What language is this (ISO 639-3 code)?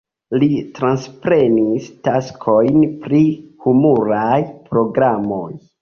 epo